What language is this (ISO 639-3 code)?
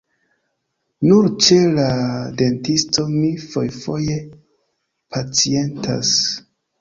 epo